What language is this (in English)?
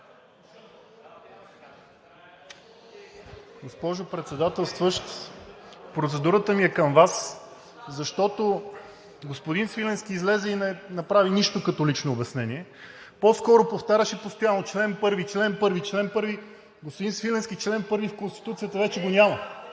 Bulgarian